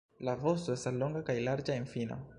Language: Esperanto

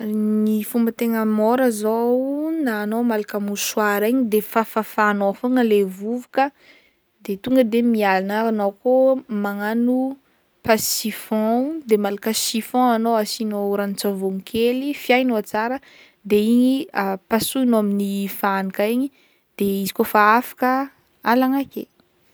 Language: Northern Betsimisaraka Malagasy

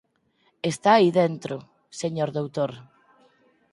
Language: Galician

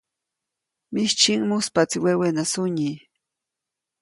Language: Copainalá Zoque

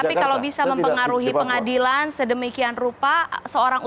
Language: Indonesian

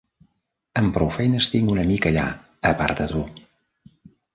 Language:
Catalan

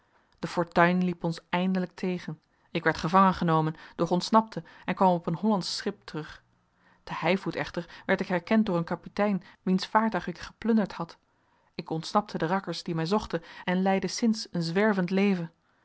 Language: Dutch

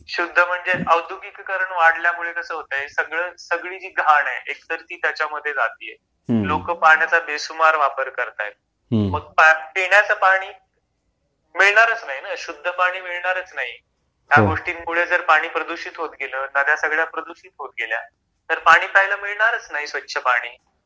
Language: Marathi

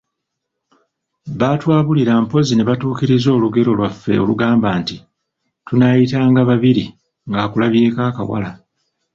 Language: Ganda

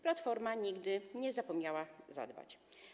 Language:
Polish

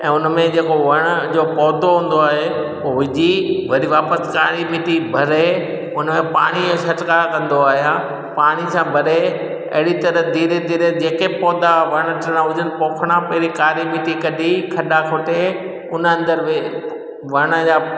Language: Sindhi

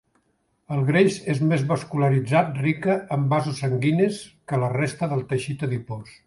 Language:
Catalan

